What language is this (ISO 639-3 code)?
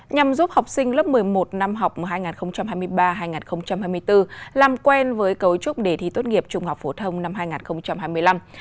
vie